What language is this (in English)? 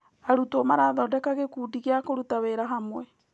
Kikuyu